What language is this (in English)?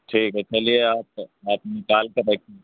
Urdu